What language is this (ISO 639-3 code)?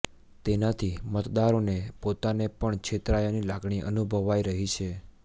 guj